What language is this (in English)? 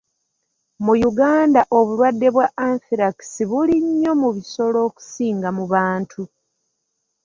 Ganda